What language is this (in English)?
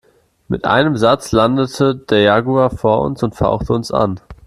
German